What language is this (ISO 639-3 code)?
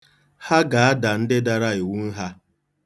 ibo